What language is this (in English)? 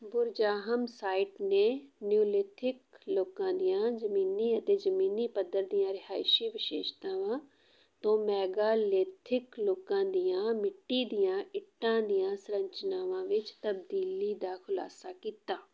Punjabi